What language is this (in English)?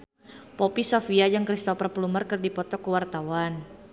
Sundanese